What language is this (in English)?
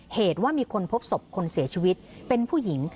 Thai